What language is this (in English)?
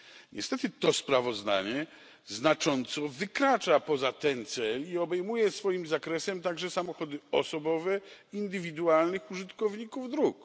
Polish